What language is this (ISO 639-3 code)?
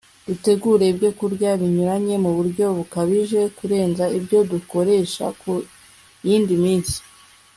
kin